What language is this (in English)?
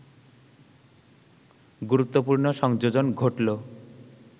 Bangla